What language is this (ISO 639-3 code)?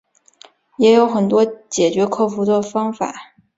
zho